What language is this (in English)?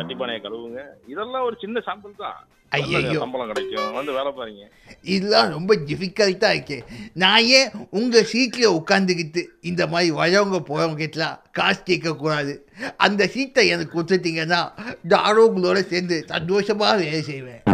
Tamil